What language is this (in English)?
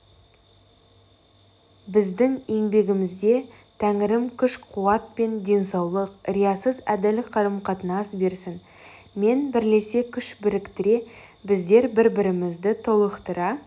Kazakh